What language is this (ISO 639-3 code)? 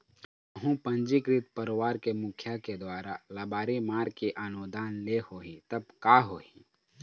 hne